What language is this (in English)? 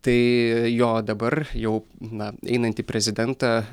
Lithuanian